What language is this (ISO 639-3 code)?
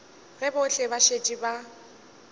nso